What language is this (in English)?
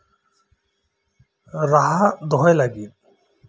Santali